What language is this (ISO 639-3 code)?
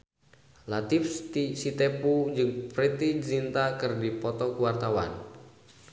sun